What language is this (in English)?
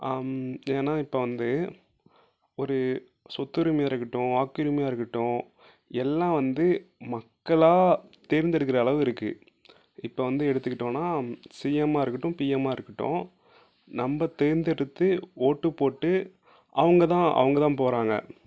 Tamil